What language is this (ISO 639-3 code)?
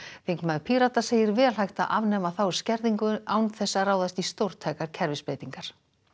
isl